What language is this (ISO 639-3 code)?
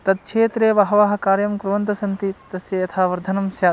san